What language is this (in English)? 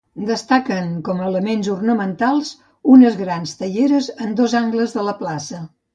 Catalan